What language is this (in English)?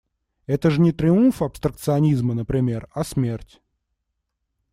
Russian